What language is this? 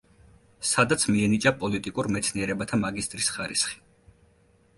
Georgian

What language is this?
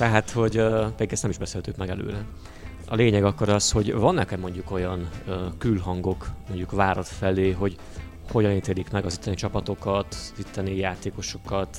Hungarian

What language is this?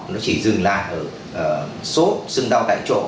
Vietnamese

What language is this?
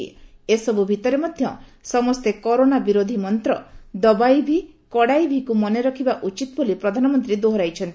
Odia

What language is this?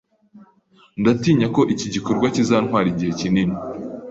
Kinyarwanda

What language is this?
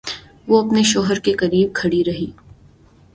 Urdu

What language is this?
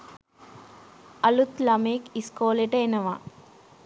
Sinhala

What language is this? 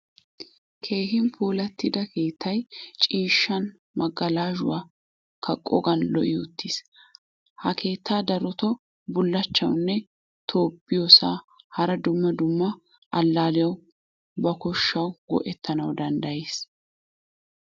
Wolaytta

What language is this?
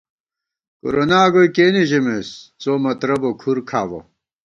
Gawar-Bati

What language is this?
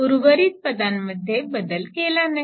Marathi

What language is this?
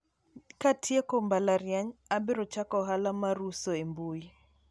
Luo (Kenya and Tanzania)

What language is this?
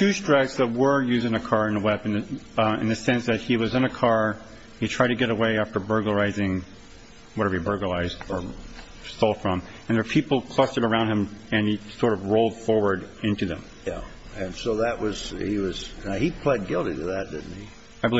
English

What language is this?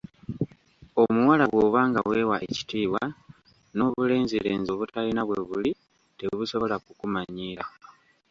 Ganda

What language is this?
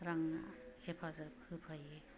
Bodo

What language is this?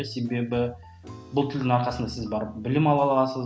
Kazakh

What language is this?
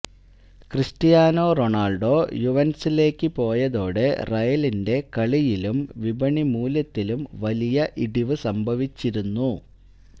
Malayalam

